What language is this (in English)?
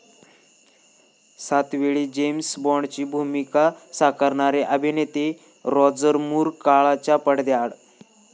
Marathi